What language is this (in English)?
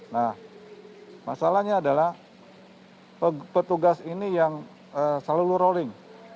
Indonesian